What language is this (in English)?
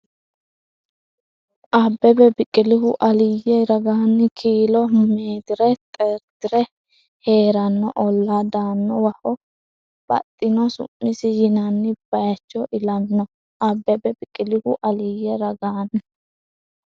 Sidamo